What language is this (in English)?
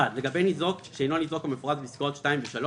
Hebrew